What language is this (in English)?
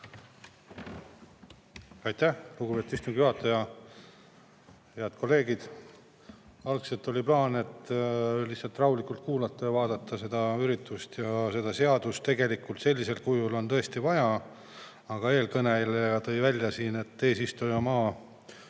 Estonian